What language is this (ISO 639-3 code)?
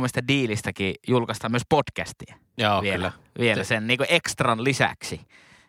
fin